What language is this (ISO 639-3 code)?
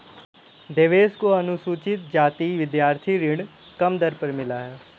hin